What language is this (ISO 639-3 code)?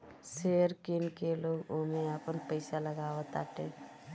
bho